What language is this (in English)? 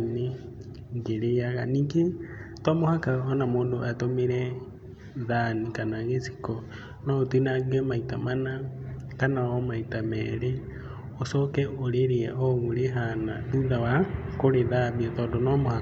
Kikuyu